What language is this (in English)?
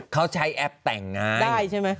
Thai